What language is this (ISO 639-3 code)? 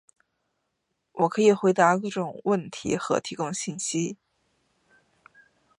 zho